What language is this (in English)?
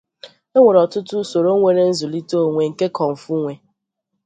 Igbo